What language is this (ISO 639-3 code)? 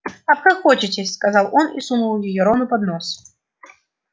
rus